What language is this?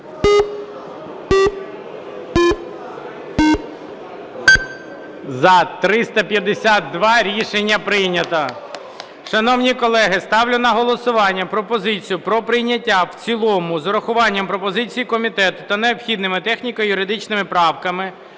Ukrainian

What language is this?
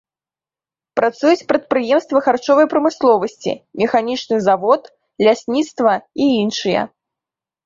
Belarusian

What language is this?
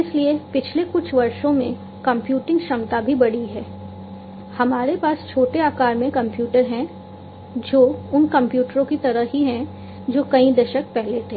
Hindi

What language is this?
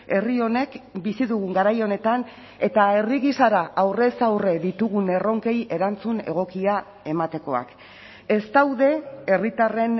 Basque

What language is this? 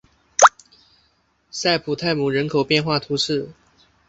Chinese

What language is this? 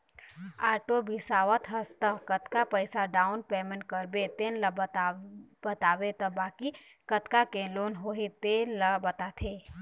Chhattisgarhi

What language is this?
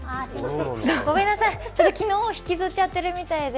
Japanese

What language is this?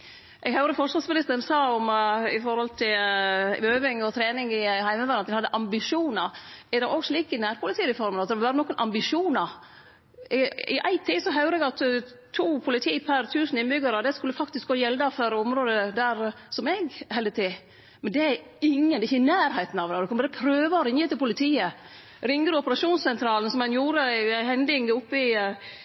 Norwegian Nynorsk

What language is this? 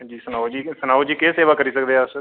Dogri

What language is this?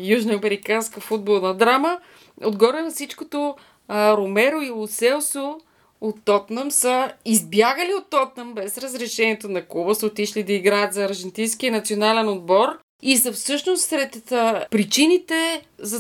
Bulgarian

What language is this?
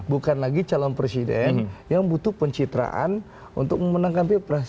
Indonesian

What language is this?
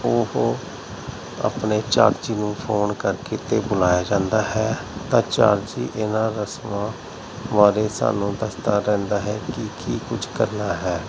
Punjabi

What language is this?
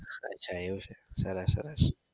Gujarati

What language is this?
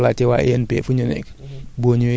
Wolof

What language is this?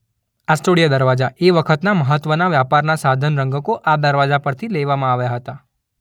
Gujarati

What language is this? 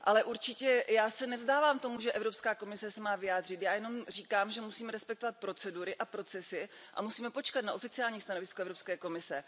Czech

